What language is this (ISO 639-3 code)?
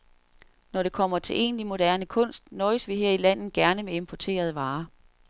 dan